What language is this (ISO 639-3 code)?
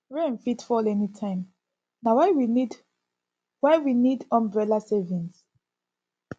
pcm